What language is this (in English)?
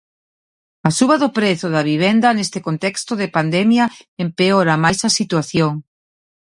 Galician